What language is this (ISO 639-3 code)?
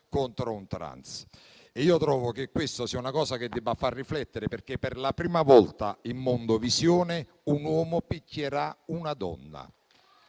ita